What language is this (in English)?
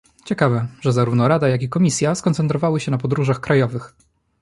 Polish